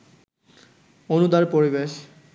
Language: Bangla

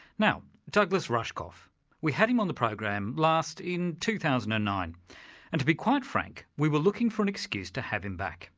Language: English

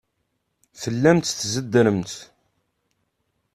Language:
Kabyle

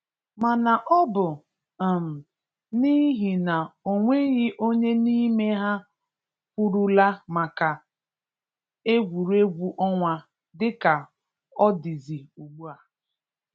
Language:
Igbo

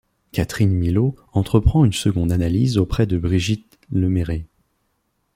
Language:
French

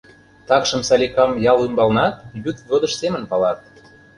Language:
Mari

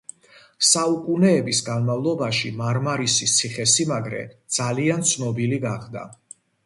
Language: Georgian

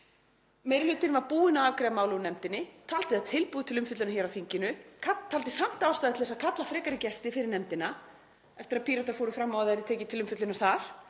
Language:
Icelandic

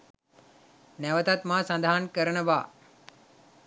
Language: Sinhala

